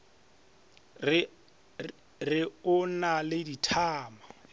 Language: Northern Sotho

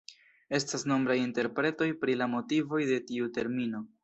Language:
Esperanto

